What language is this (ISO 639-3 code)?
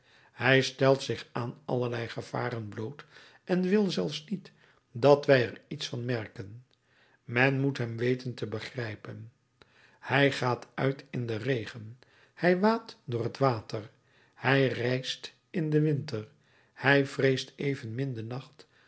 nld